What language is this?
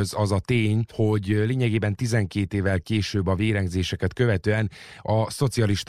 Hungarian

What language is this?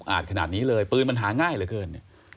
Thai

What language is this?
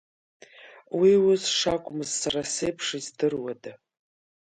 Abkhazian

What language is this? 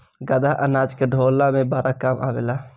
Bhojpuri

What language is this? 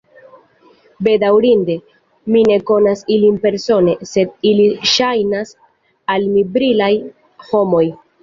Esperanto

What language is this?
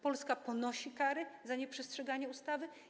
Polish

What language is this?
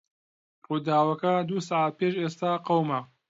Central Kurdish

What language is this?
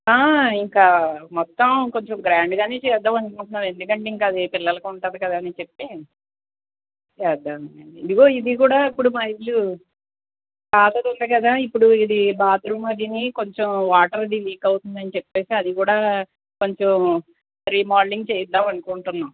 Telugu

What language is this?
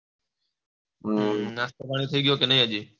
Gujarati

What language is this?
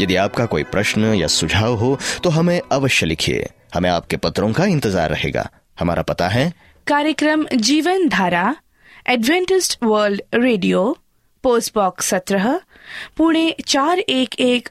Hindi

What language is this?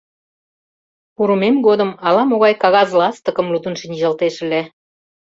Mari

